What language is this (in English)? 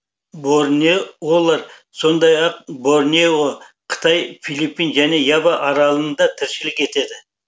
Kazakh